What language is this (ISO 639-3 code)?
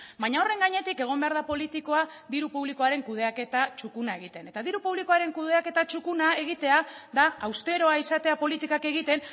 eus